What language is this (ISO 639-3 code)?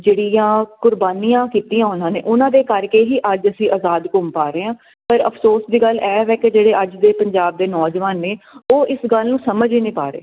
pan